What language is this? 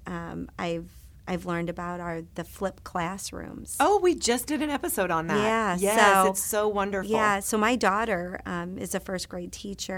English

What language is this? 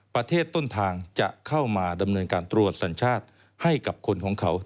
Thai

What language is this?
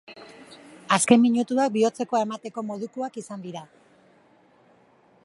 Basque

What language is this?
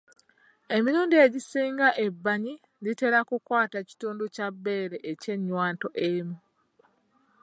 Ganda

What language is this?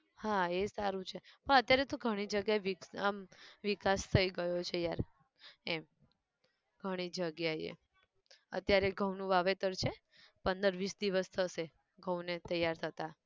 Gujarati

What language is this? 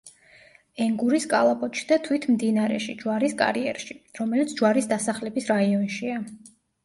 Georgian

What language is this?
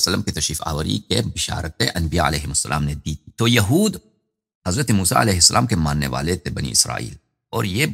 Arabic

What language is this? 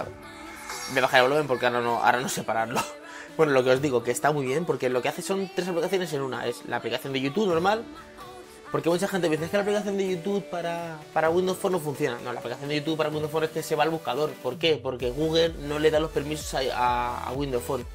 Spanish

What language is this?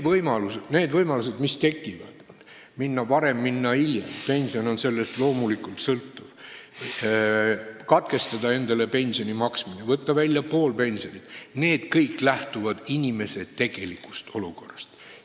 Estonian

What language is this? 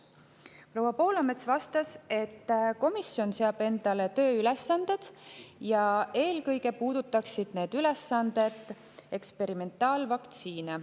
Estonian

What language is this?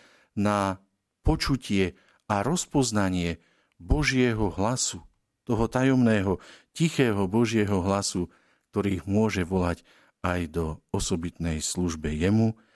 Slovak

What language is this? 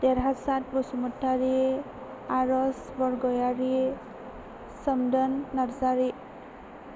Bodo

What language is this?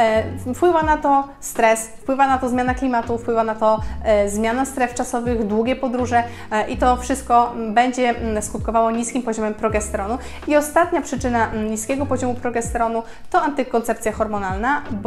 Polish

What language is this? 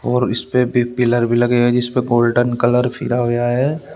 Hindi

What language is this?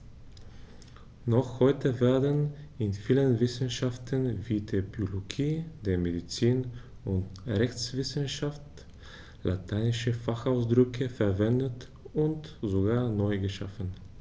German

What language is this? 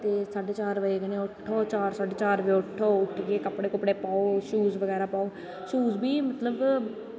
Dogri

